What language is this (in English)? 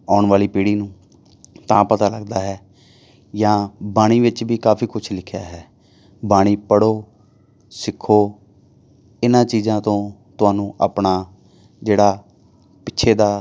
Punjabi